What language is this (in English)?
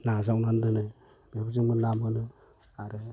Bodo